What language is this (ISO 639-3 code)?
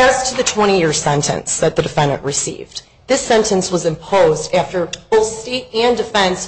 eng